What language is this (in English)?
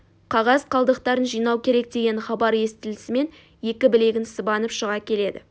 Kazakh